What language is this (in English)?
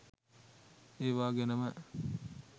Sinhala